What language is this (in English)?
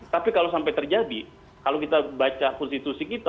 Indonesian